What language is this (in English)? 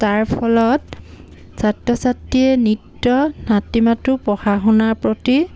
Assamese